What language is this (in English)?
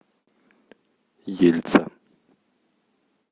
Russian